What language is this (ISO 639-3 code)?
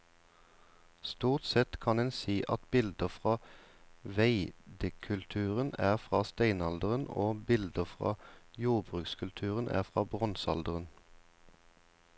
nor